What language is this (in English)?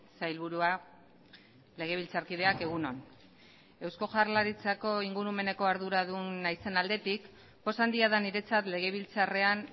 Basque